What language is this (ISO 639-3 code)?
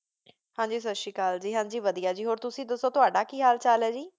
pan